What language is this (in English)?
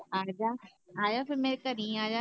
Punjabi